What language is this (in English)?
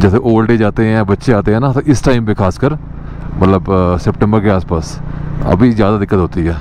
Hindi